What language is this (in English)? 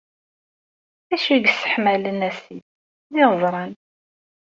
Kabyle